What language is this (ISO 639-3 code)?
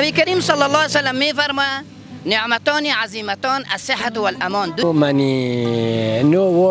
fas